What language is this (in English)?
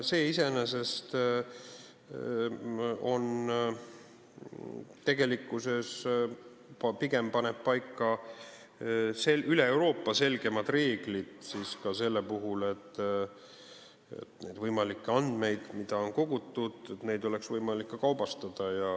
Estonian